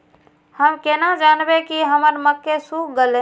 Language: Maithili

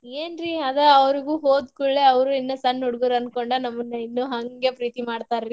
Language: Kannada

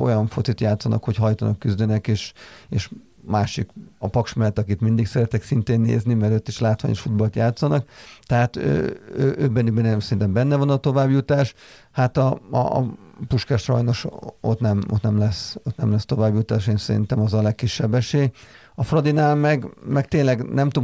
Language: Hungarian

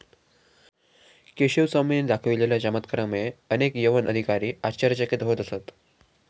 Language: Marathi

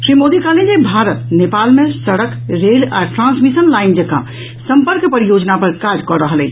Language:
Maithili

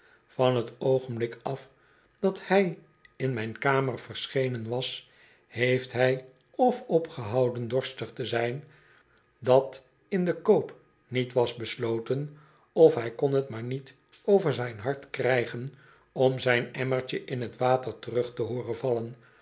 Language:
Dutch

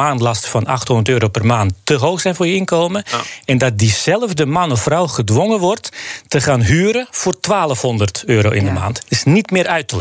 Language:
Dutch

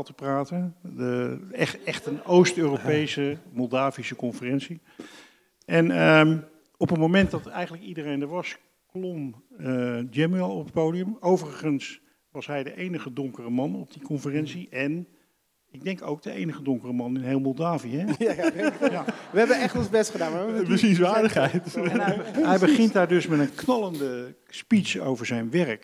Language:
Dutch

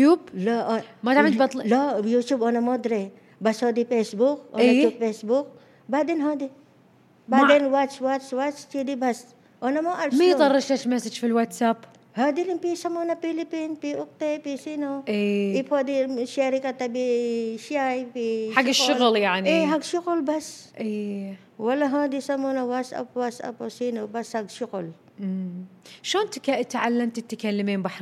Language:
Arabic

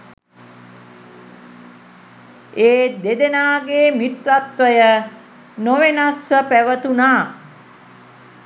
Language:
Sinhala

